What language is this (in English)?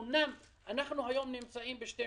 Hebrew